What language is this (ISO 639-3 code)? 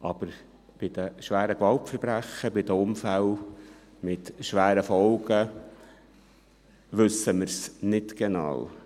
gsw